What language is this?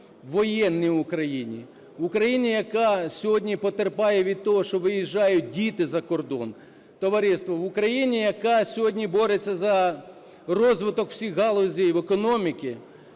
Ukrainian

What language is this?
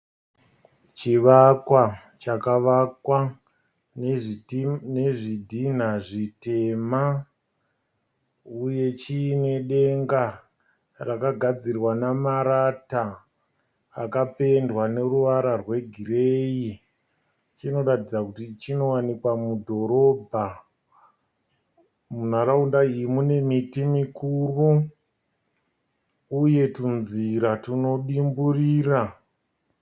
Shona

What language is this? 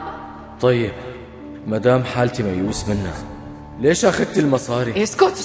Arabic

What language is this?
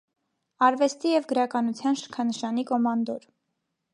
Armenian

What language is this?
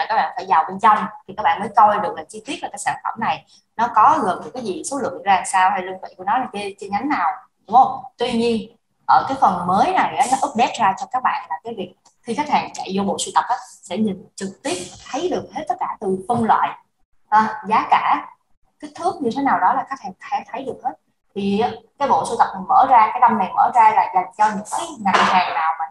Vietnamese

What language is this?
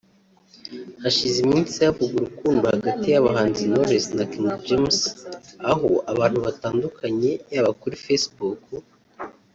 Kinyarwanda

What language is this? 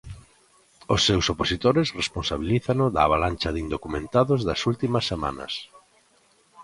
Galician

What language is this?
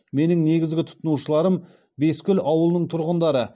Kazakh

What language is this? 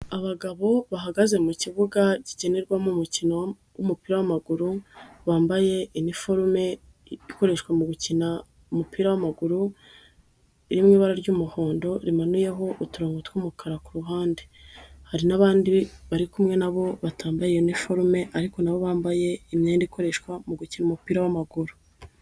Kinyarwanda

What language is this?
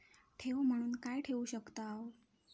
Marathi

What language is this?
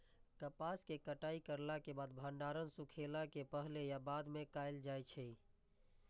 Maithili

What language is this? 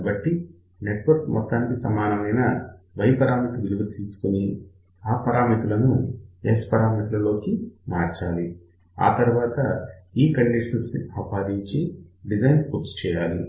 Telugu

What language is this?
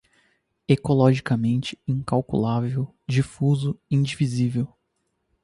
Portuguese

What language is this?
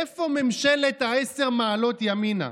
Hebrew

